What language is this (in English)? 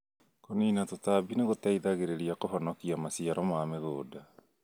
Kikuyu